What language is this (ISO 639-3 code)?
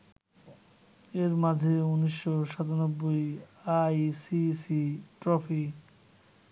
ben